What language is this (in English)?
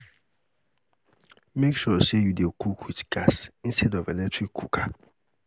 Nigerian Pidgin